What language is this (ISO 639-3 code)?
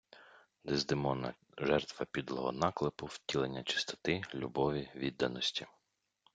ukr